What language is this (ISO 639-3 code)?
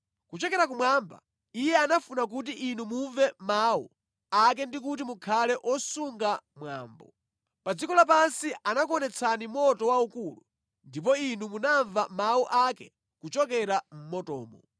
nya